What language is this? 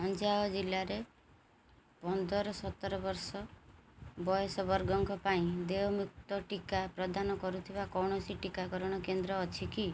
Odia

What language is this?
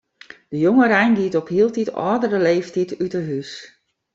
Western Frisian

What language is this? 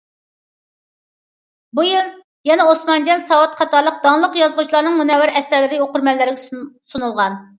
Uyghur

